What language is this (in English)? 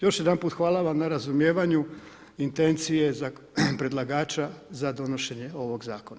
Croatian